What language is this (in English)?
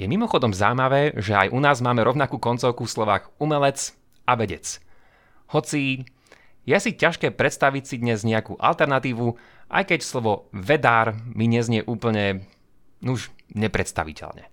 Slovak